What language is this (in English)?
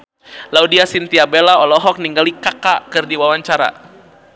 Sundanese